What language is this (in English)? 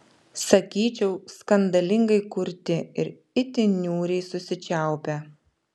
Lithuanian